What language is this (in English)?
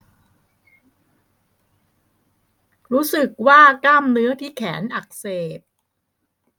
Thai